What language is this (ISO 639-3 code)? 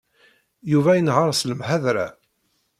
kab